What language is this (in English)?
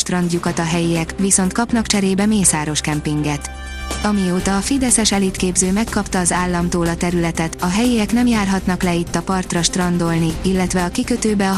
Hungarian